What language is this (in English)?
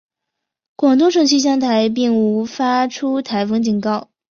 Chinese